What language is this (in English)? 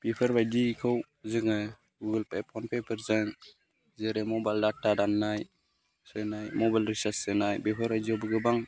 Bodo